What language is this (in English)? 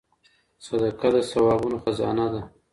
Pashto